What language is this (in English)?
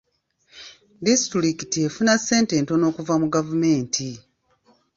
Ganda